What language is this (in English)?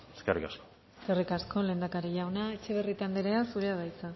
Basque